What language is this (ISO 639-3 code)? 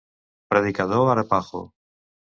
cat